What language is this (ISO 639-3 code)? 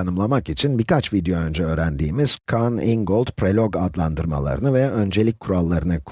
tur